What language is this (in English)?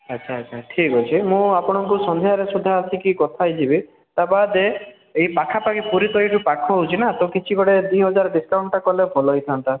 Odia